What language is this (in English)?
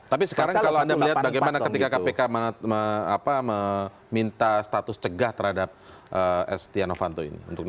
Indonesian